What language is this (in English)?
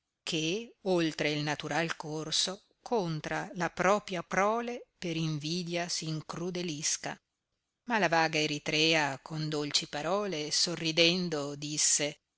Italian